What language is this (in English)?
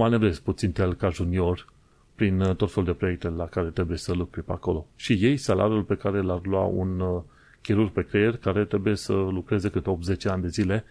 Romanian